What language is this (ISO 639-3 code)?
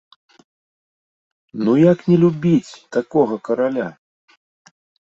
bel